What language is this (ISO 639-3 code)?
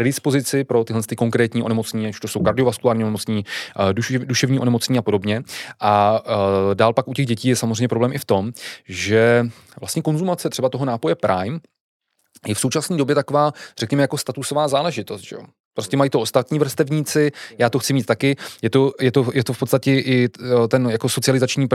ces